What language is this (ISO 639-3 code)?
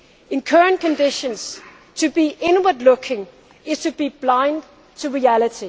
eng